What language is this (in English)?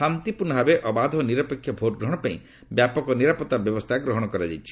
Odia